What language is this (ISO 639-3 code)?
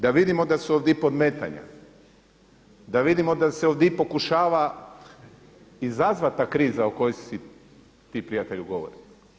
hrv